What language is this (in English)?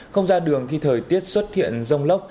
Vietnamese